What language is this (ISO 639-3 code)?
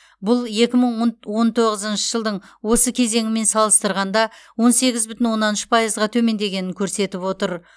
kaz